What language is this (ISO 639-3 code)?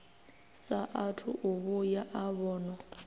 ven